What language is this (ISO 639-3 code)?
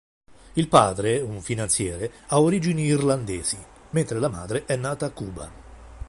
ita